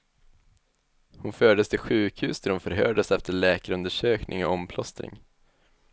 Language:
Swedish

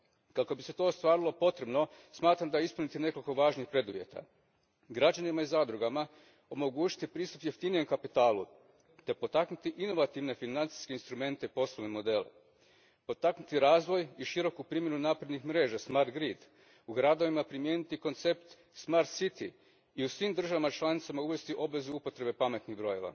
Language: Croatian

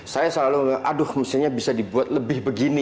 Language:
Indonesian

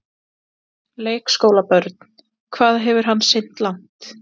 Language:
Icelandic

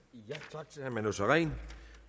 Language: Danish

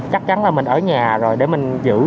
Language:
Vietnamese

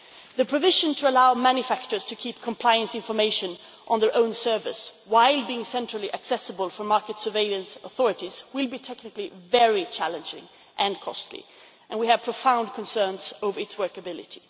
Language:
English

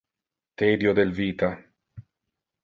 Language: Interlingua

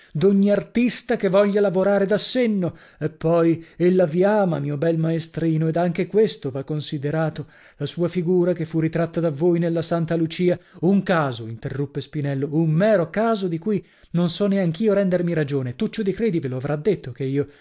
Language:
Italian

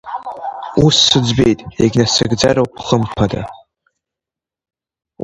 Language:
Abkhazian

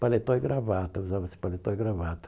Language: Portuguese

